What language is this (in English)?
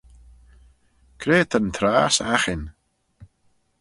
Manx